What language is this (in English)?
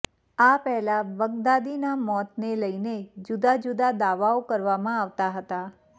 Gujarati